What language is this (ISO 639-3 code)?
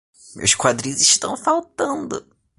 por